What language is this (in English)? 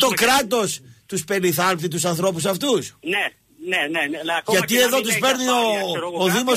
Greek